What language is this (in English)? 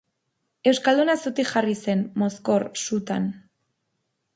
Basque